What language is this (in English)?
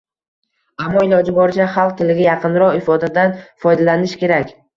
Uzbek